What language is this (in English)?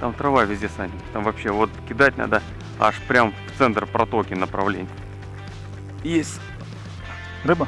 Russian